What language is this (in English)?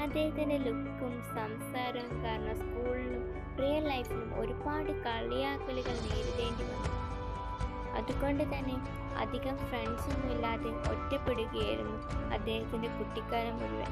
Malayalam